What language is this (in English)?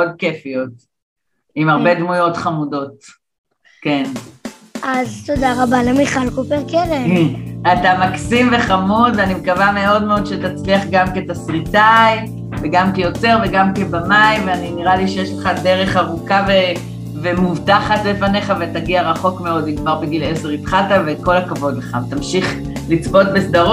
Hebrew